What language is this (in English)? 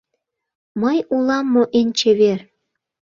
Mari